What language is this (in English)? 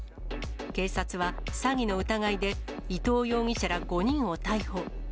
Japanese